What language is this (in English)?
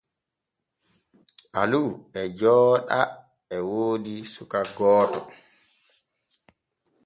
Borgu Fulfulde